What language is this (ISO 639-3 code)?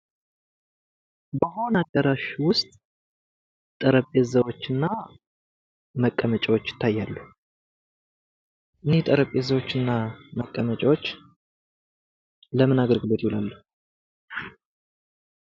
amh